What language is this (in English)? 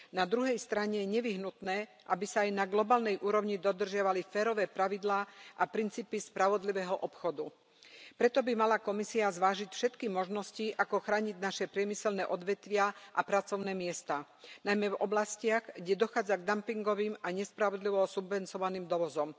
Slovak